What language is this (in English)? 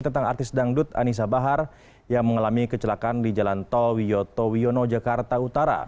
Indonesian